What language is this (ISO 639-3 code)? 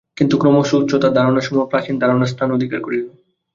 ben